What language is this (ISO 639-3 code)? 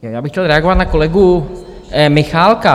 ces